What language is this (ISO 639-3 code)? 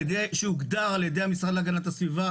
heb